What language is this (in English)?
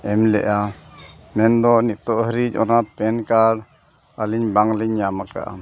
Santali